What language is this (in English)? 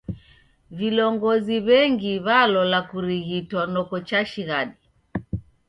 Taita